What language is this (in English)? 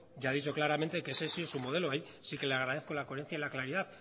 Spanish